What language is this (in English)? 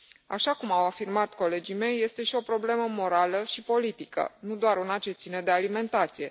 Romanian